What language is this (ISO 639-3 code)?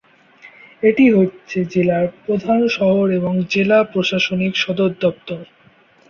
ben